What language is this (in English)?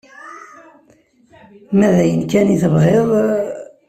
Kabyle